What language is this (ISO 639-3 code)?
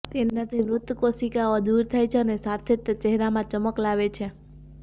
guj